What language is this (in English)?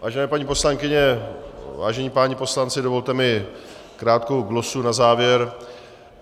Czech